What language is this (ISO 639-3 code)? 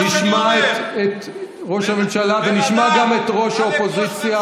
heb